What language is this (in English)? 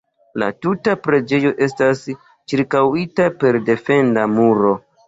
Esperanto